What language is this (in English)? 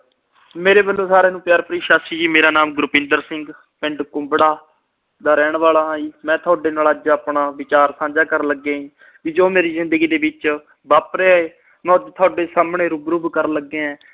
Punjabi